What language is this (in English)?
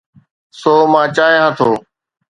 Sindhi